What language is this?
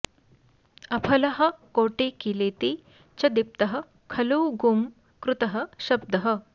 Sanskrit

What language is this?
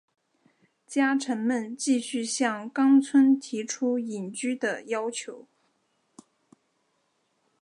Chinese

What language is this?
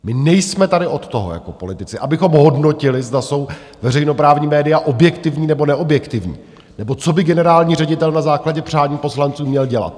Czech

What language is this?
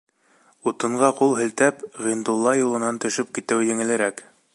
Bashkir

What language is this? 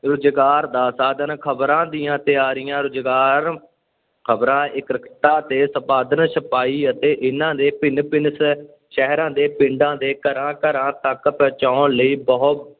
Punjabi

